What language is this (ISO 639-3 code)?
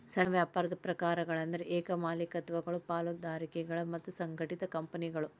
kan